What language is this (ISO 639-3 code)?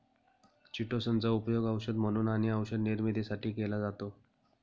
mar